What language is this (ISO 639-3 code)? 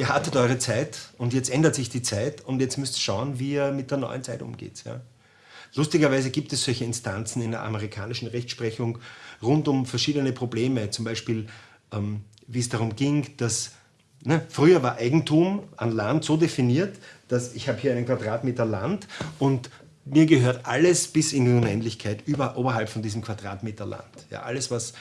deu